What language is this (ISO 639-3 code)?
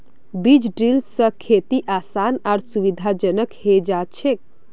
mag